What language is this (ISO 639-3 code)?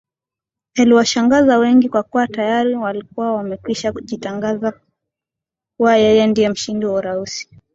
swa